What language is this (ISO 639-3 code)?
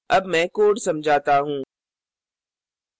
hin